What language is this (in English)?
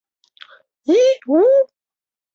Chinese